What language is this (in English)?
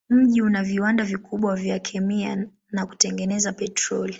Swahili